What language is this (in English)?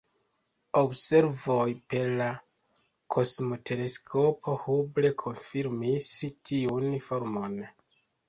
Esperanto